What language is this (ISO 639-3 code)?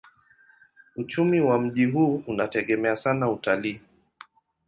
swa